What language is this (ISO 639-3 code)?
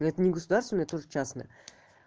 rus